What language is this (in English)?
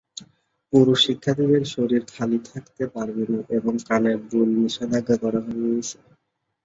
Bangla